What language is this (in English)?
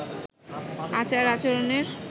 Bangla